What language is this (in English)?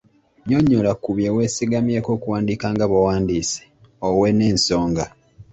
Ganda